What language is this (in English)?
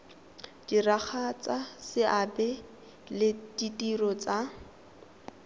Tswana